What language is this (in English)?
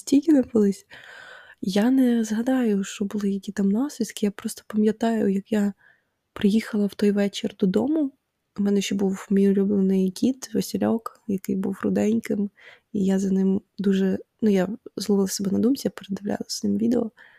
Ukrainian